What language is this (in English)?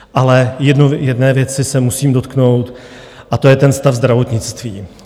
Czech